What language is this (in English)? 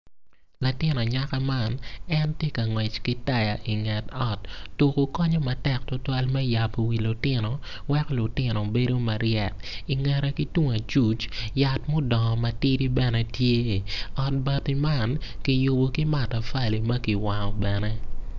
Acoli